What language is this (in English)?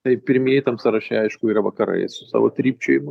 Lithuanian